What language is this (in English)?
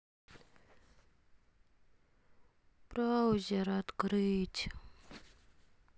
Russian